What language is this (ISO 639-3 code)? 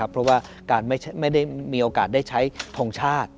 tha